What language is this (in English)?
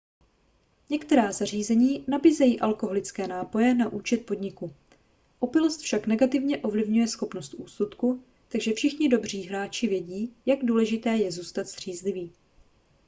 Czech